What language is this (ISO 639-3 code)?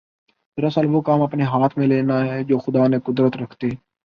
urd